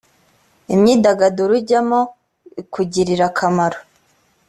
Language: Kinyarwanda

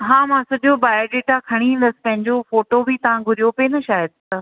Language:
Sindhi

